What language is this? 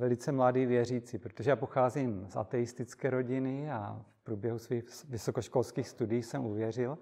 Czech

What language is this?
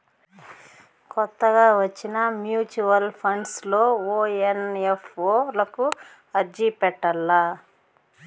Telugu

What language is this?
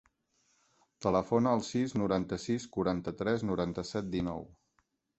Catalan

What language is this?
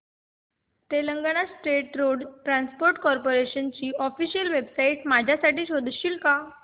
Marathi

